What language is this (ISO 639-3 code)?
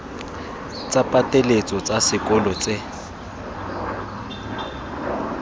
tsn